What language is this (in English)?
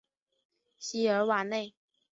Chinese